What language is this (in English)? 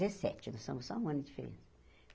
Portuguese